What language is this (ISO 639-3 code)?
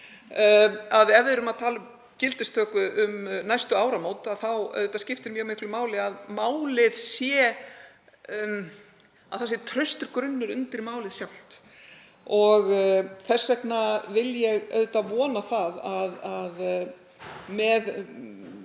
isl